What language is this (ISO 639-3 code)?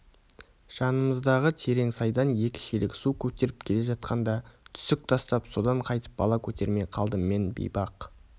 kaz